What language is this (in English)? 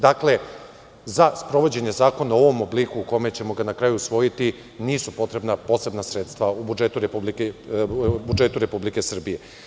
Serbian